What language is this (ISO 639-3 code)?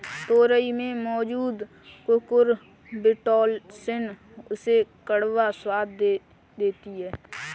hin